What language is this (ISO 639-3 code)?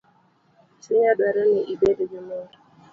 luo